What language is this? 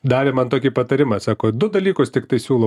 Lithuanian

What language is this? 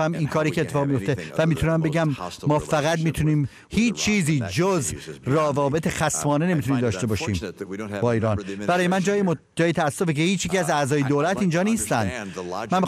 Persian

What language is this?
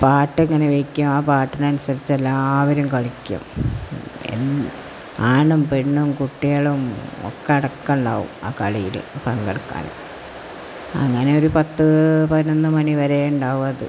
Malayalam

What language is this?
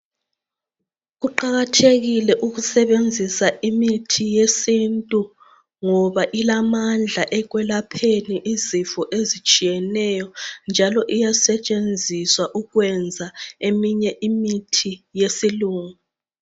North Ndebele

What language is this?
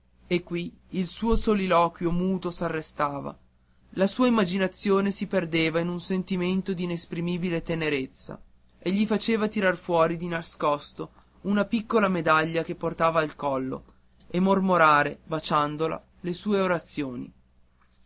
Italian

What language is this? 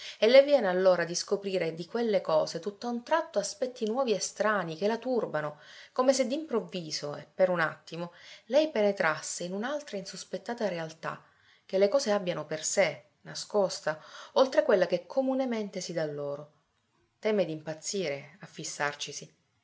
Italian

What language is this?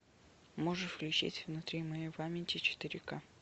Russian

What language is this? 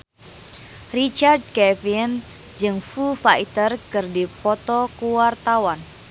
Sundanese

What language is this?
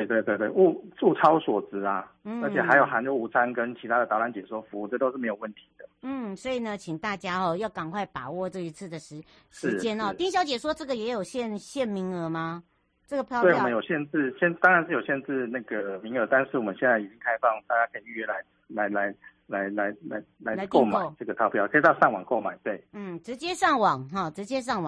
Chinese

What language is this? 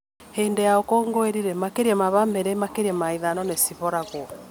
Kikuyu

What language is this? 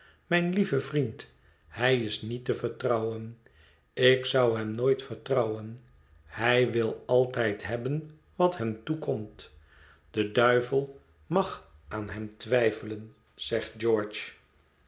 Dutch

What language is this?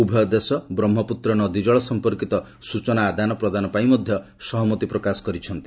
Odia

